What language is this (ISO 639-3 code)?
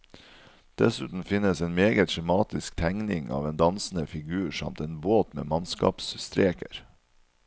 nor